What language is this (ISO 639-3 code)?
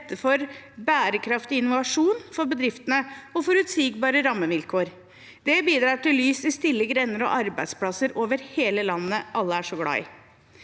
nor